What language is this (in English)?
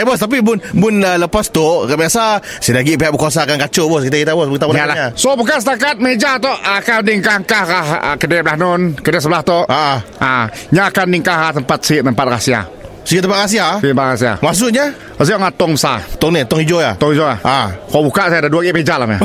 Malay